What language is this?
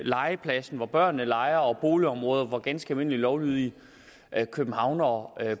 Danish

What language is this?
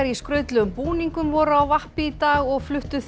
Icelandic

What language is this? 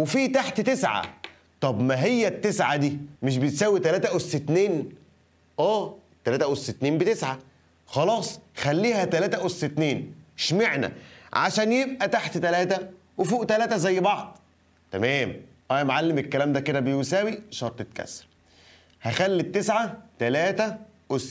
Arabic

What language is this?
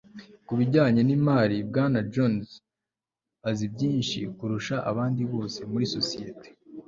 Kinyarwanda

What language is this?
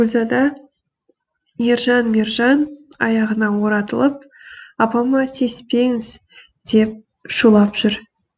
Kazakh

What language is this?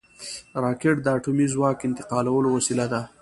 Pashto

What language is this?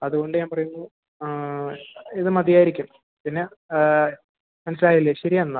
Malayalam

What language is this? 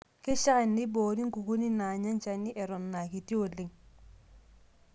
Masai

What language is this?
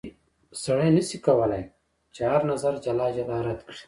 Pashto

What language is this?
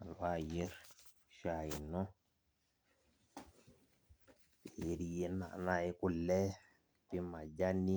Masai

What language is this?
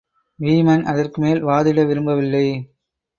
Tamil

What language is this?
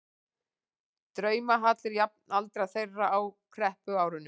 Icelandic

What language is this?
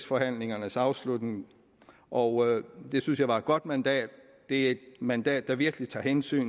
Danish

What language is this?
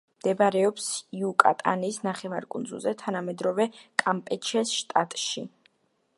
Georgian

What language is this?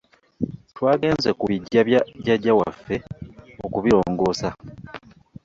Ganda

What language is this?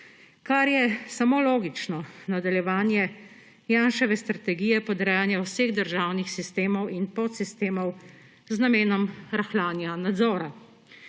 Slovenian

